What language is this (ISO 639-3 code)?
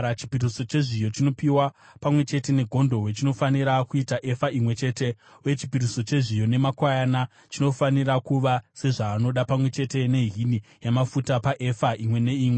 sna